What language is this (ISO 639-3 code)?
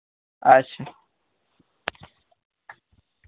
doi